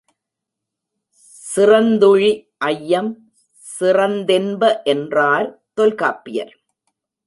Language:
Tamil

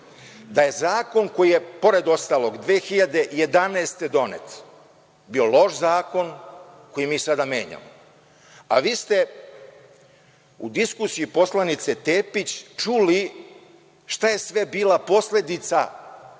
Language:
Serbian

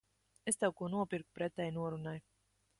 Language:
Latvian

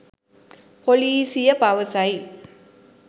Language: Sinhala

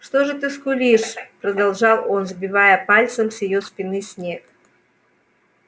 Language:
Russian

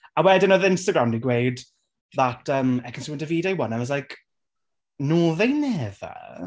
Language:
Welsh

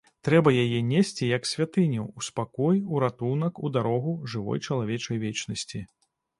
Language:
Belarusian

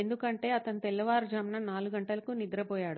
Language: Telugu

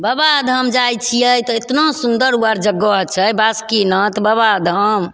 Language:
Maithili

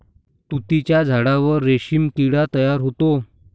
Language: Marathi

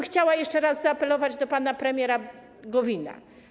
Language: Polish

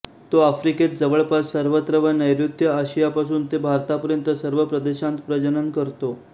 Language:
Marathi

